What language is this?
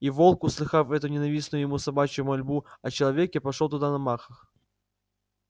Russian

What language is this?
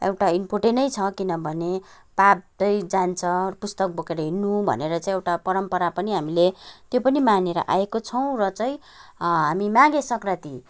Nepali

